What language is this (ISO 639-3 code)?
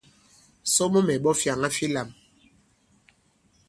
abb